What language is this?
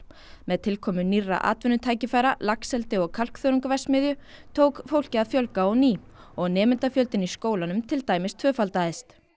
Icelandic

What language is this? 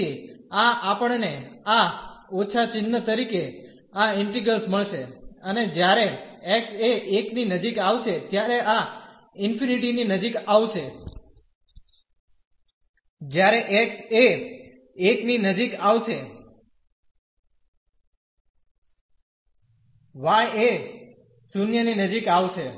Gujarati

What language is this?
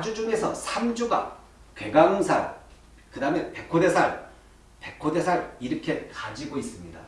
Korean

